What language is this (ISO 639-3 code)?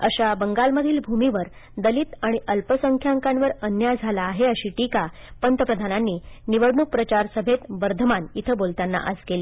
mar